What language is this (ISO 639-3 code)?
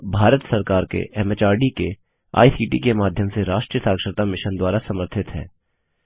hin